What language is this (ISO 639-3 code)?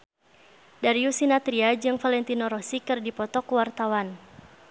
sun